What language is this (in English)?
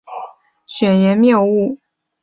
Chinese